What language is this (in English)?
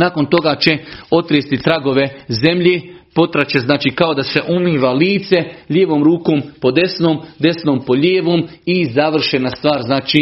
Croatian